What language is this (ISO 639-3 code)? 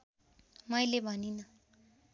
nep